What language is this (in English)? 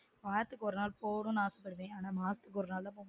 Tamil